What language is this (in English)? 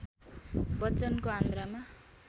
Nepali